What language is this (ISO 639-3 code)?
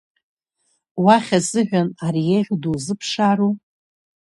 abk